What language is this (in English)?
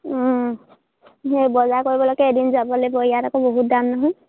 Assamese